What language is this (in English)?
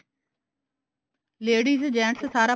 Punjabi